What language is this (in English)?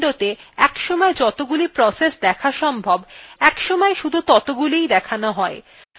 Bangla